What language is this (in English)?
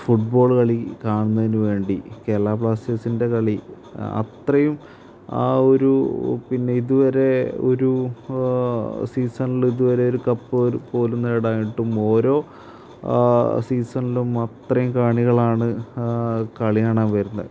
Malayalam